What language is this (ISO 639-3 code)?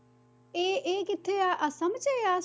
pan